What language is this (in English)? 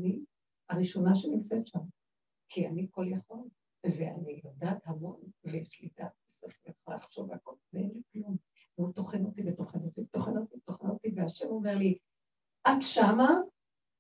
Hebrew